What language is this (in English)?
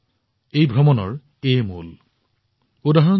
Assamese